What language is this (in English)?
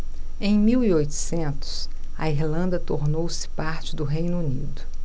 Portuguese